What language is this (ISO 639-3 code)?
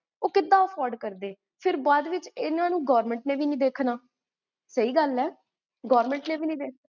pan